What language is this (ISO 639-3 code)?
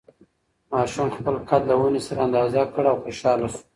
pus